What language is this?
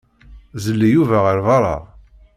Kabyle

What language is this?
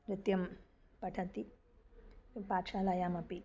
Sanskrit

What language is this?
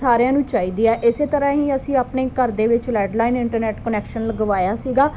Punjabi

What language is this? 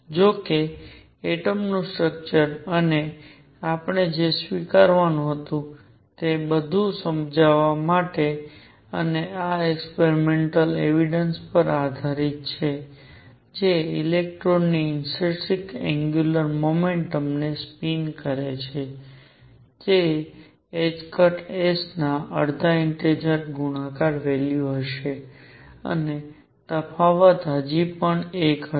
Gujarati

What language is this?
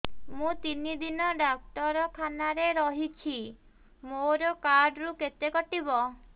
Odia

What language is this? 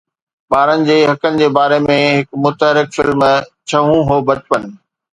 Sindhi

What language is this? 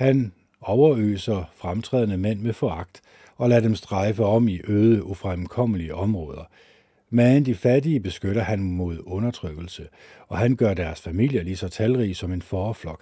Danish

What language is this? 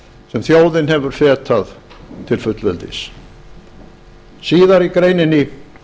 Icelandic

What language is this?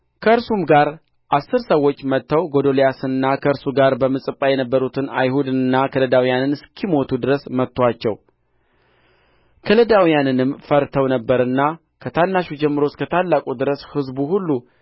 Amharic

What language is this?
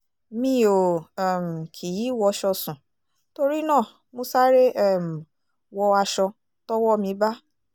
Yoruba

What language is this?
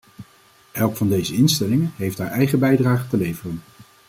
Dutch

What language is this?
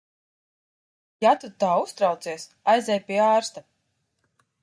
Latvian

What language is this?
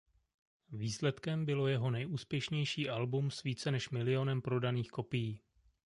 Czech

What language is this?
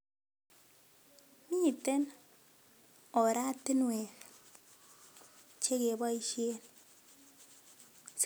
Kalenjin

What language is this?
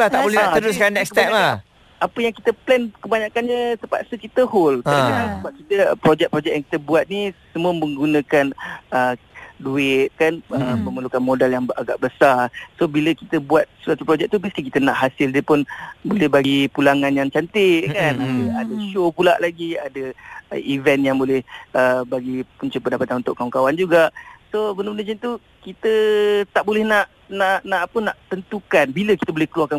Malay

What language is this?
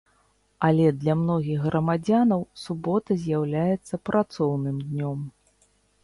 Belarusian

